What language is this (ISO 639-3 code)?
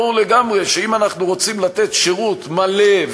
heb